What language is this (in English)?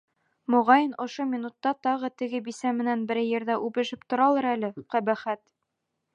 Bashkir